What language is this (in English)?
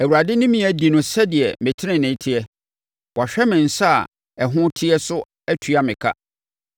Akan